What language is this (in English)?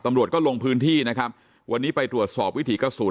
Thai